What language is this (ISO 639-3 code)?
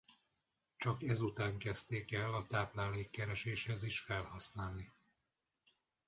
hun